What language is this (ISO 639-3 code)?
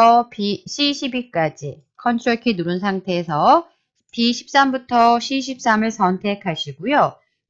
kor